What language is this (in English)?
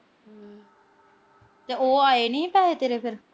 Punjabi